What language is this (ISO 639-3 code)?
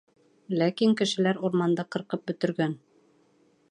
bak